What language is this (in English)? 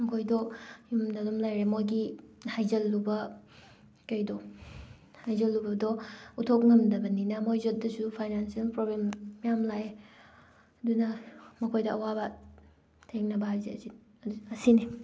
Manipuri